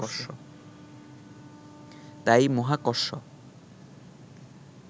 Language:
Bangla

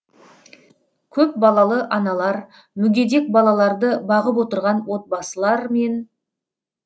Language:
Kazakh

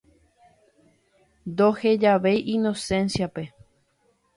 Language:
Guarani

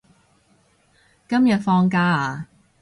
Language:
Cantonese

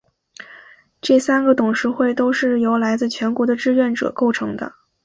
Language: Chinese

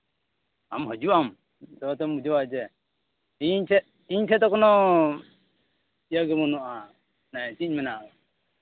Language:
Santali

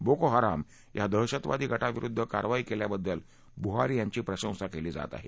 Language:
Marathi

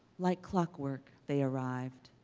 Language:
English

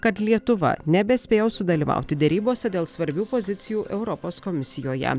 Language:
Lithuanian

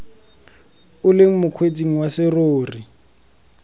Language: Tswana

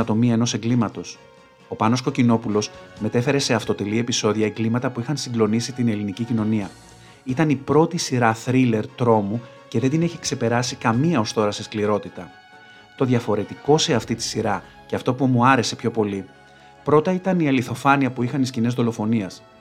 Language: Greek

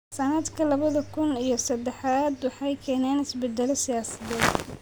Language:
Somali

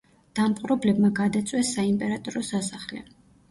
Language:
Georgian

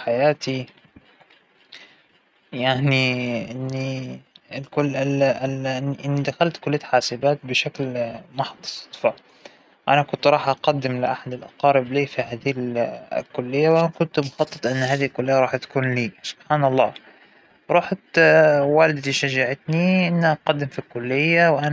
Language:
Hijazi Arabic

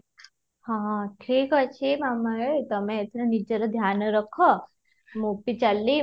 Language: Odia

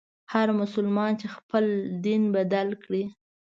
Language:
Pashto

